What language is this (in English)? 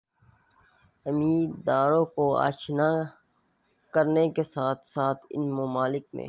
Urdu